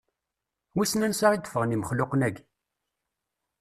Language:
Kabyle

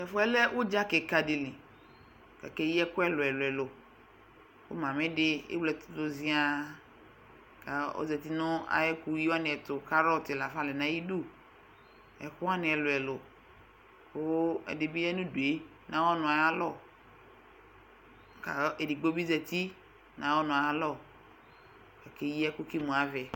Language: Ikposo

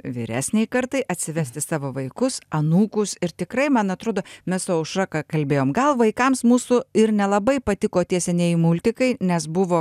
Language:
Lithuanian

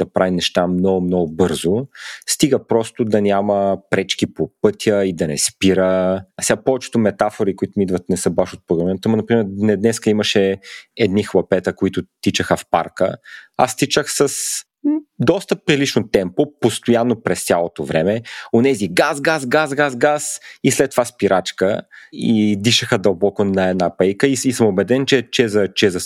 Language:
Bulgarian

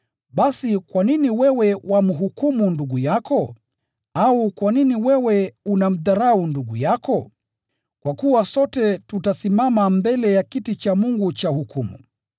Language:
Swahili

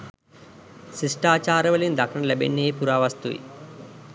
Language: Sinhala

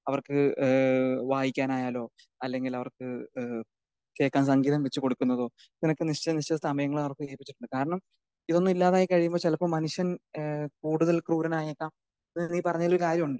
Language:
Malayalam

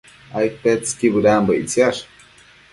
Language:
Matsés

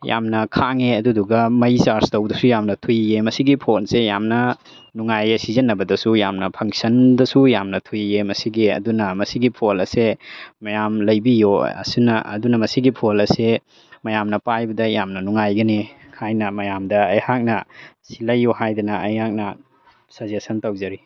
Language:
Manipuri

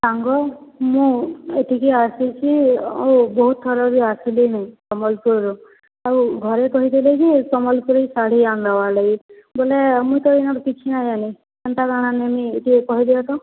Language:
Odia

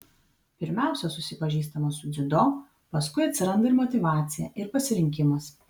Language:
Lithuanian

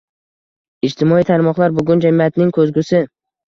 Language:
Uzbek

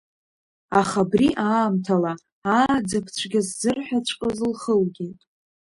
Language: Abkhazian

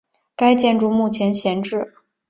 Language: Chinese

